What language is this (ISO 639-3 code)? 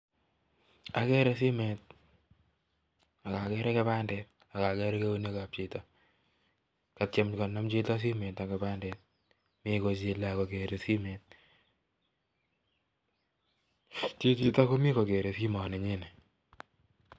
kln